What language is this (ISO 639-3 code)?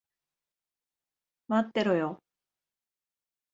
jpn